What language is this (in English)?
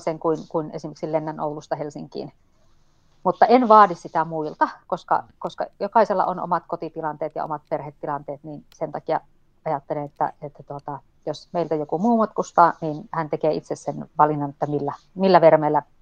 Finnish